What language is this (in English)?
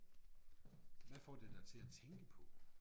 Danish